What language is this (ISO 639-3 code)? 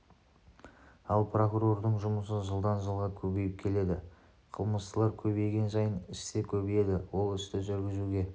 kaz